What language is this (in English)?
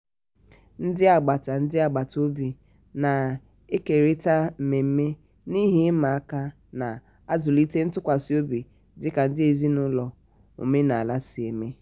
Igbo